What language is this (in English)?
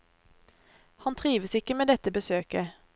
Norwegian